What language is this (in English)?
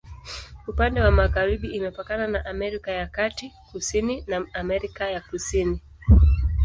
Swahili